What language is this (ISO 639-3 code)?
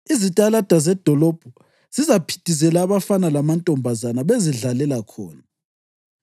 nde